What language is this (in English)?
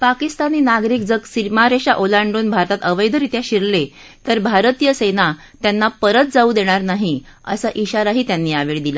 Marathi